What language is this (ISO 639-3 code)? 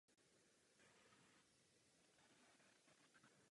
ces